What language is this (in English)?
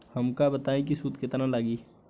Bhojpuri